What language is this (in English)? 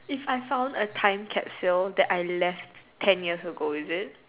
English